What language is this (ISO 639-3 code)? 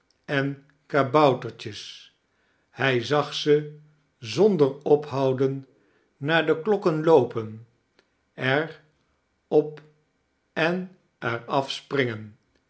nld